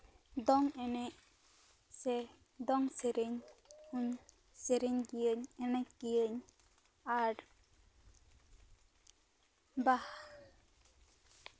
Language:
Santali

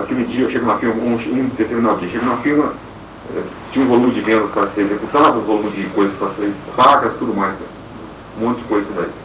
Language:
Portuguese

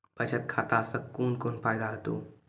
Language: Maithili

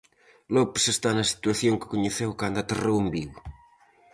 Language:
Galician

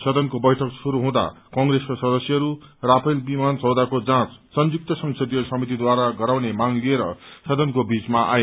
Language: Nepali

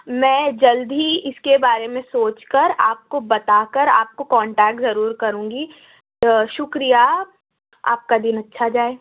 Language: Urdu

